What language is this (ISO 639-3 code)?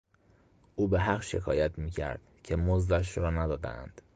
fas